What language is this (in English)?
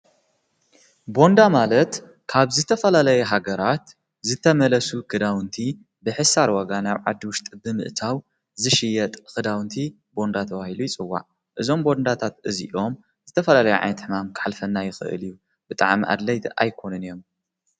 Tigrinya